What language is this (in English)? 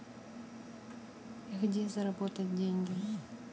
Russian